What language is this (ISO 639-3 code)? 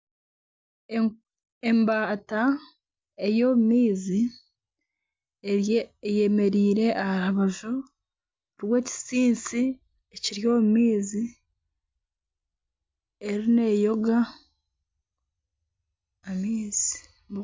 nyn